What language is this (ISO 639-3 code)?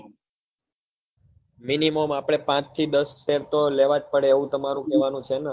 guj